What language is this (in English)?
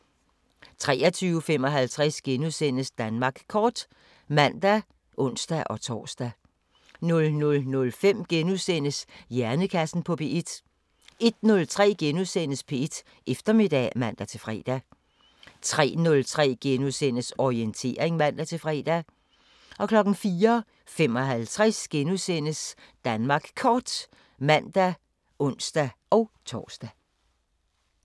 Danish